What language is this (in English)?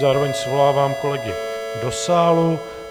Czech